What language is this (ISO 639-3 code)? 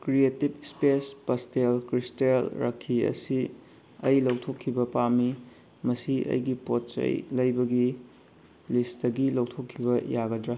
mni